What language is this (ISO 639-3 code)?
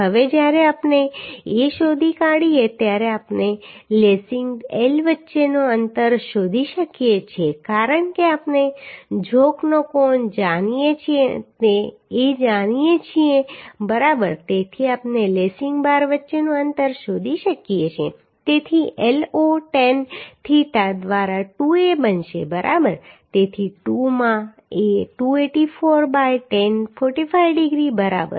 guj